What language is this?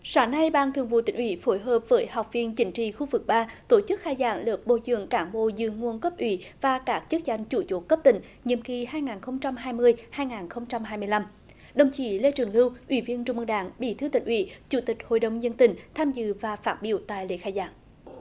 Vietnamese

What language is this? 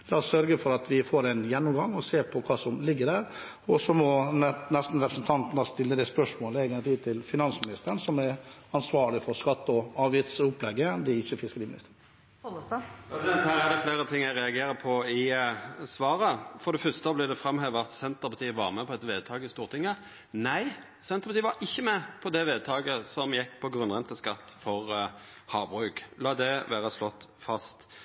Norwegian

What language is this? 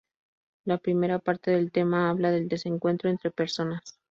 Spanish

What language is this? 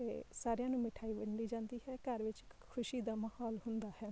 Punjabi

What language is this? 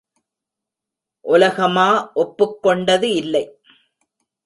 Tamil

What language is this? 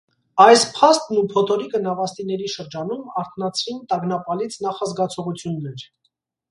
Armenian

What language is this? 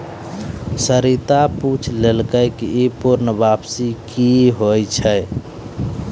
Maithili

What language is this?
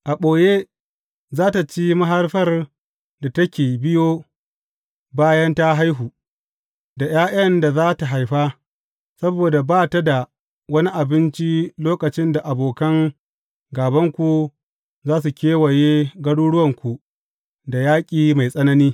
Hausa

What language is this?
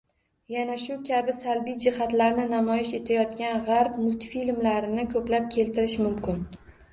Uzbek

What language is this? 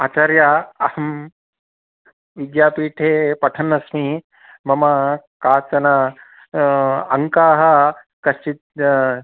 Sanskrit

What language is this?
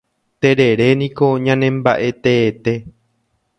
Guarani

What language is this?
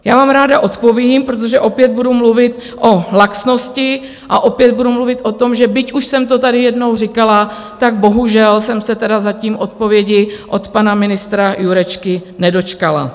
Czech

